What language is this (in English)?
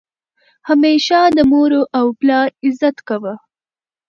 Pashto